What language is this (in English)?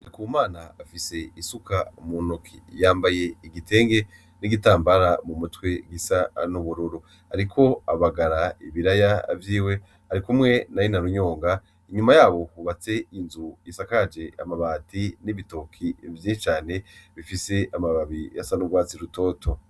Rundi